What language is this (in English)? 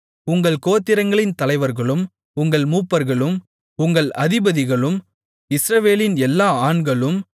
Tamil